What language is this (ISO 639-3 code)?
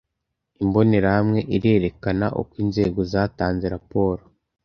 kin